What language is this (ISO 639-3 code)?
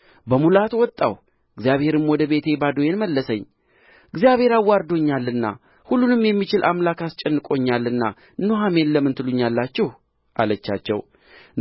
amh